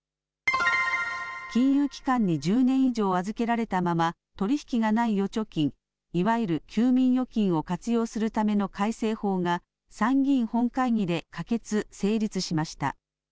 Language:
Japanese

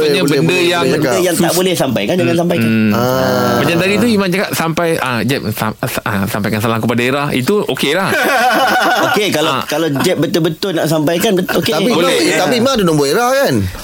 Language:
Malay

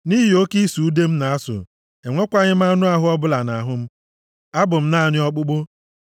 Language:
Igbo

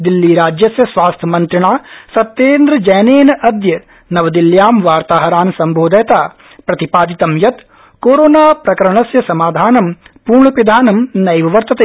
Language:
Sanskrit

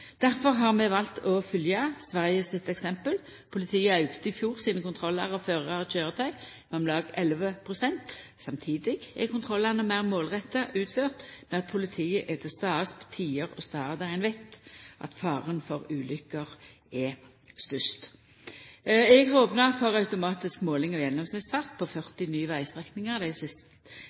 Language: Norwegian Nynorsk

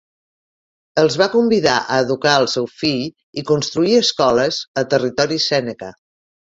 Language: Catalan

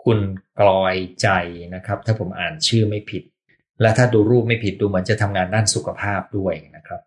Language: Thai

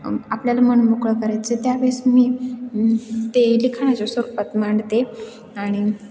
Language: Marathi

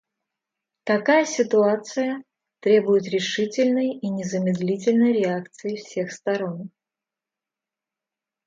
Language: Russian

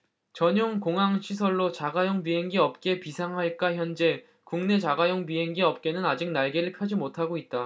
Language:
Korean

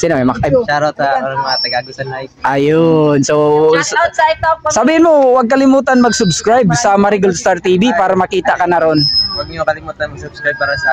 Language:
Filipino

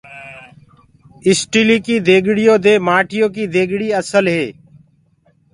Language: Gurgula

